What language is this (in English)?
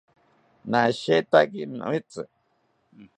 South Ucayali Ashéninka